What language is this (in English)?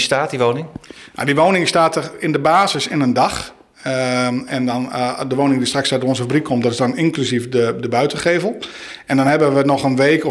Dutch